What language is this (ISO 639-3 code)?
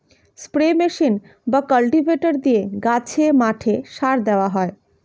ben